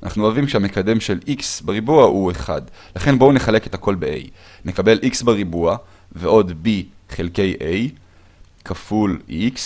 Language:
Hebrew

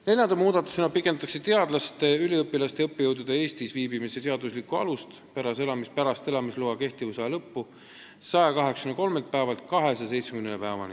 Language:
Estonian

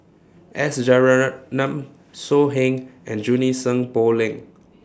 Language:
English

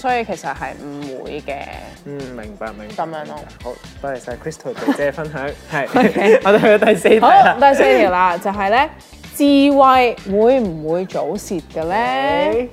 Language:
Chinese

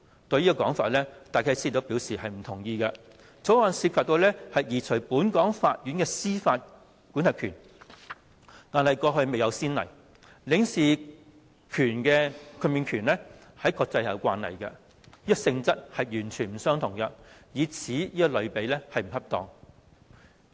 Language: Cantonese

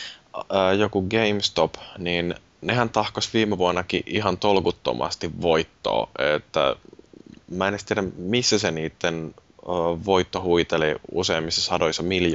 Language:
Finnish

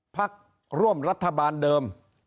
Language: Thai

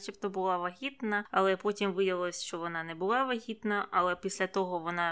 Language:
Ukrainian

